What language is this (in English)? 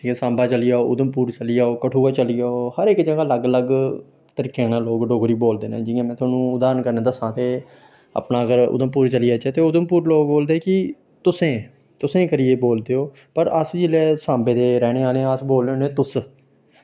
Dogri